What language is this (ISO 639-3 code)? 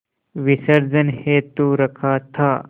hin